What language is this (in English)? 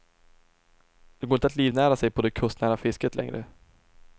Swedish